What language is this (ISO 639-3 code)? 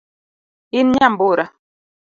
luo